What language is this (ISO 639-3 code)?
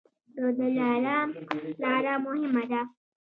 pus